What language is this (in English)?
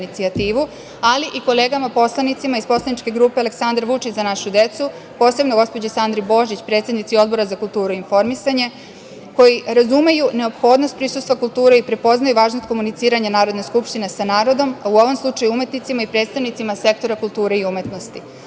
Serbian